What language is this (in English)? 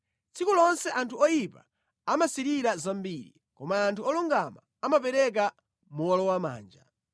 Nyanja